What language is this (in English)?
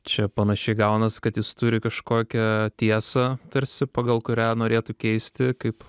Lithuanian